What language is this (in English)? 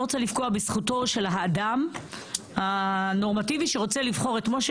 Hebrew